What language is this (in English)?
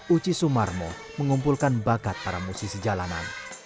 Indonesian